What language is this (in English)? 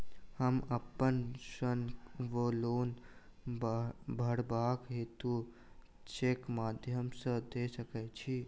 Maithili